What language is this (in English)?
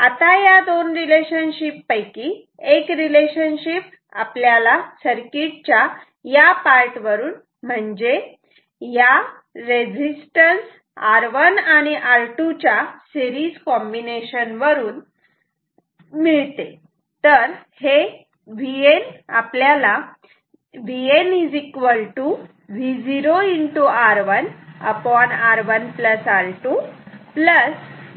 Marathi